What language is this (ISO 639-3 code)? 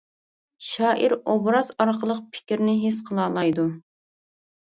uig